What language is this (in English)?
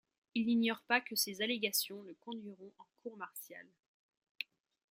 French